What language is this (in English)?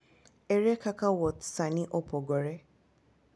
Luo (Kenya and Tanzania)